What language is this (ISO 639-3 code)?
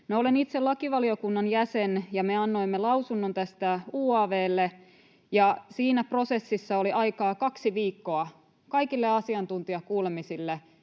fin